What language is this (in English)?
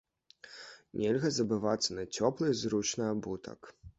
Belarusian